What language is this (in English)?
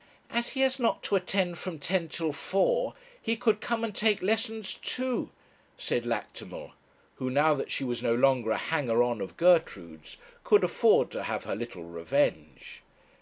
English